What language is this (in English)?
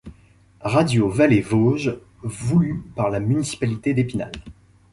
French